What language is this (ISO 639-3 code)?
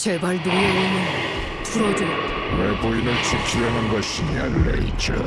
kor